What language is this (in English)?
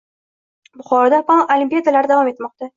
Uzbek